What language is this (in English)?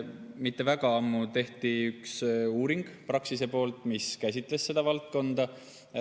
Estonian